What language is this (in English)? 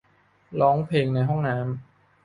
Thai